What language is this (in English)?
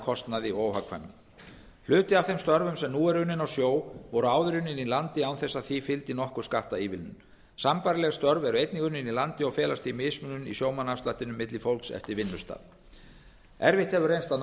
Icelandic